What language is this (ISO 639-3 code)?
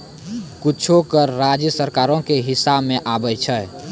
mai